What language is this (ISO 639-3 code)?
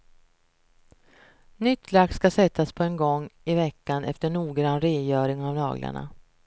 swe